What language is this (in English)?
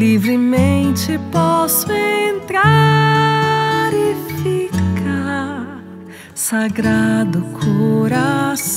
Portuguese